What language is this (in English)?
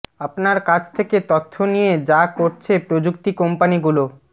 Bangla